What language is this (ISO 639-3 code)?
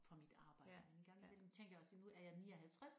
dan